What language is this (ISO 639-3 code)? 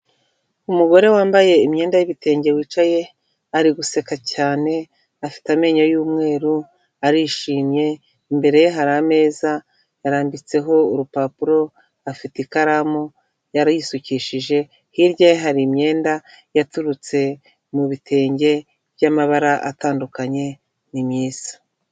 kin